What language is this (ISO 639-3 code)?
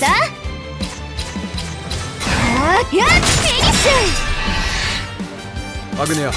jpn